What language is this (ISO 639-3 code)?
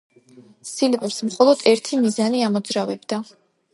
kat